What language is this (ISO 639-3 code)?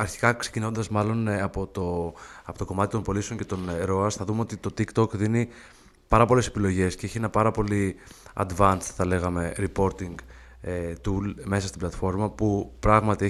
ell